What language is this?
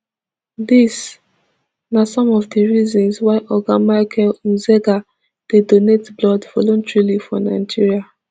Nigerian Pidgin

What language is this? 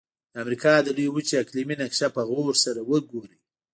Pashto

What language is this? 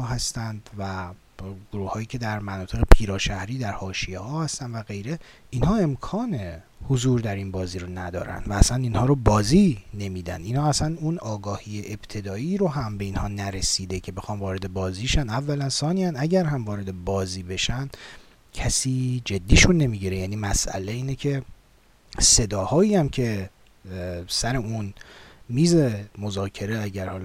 Persian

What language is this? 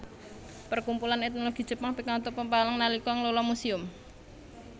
Javanese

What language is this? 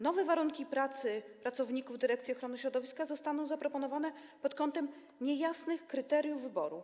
Polish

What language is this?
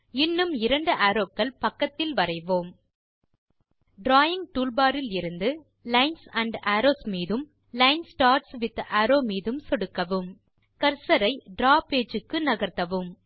Tamil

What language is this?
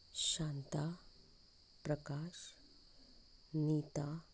Konkani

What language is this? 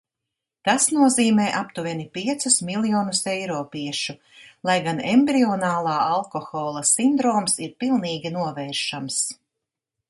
Latvian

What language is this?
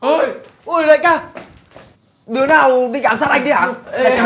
Vietnamese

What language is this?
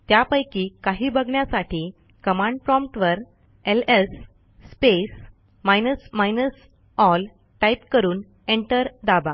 Marathi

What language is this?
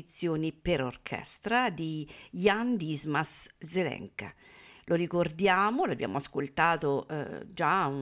Italian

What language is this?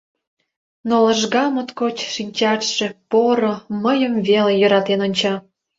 Mari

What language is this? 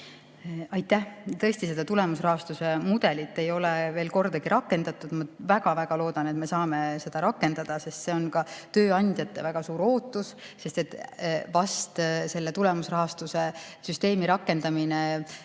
Estonian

